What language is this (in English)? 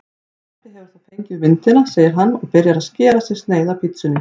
Icelandic